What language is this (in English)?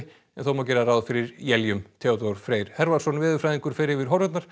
Icelandic